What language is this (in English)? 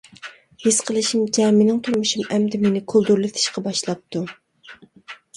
Uyghur